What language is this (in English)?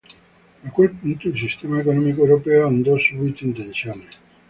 Italian